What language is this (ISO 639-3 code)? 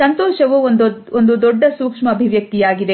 kan